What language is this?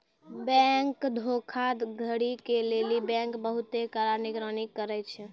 Maithili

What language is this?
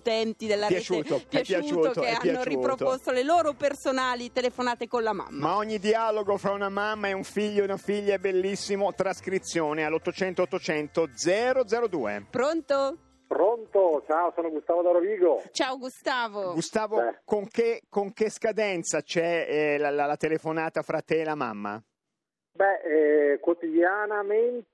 Italian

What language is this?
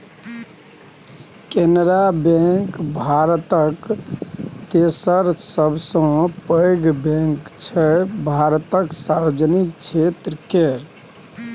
Maithili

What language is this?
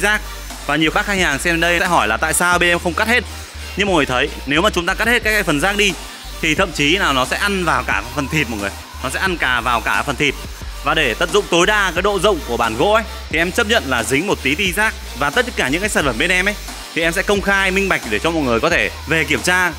Vietnamese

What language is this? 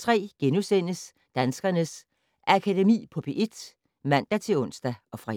Danish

